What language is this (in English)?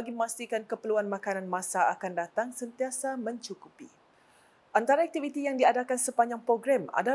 Malay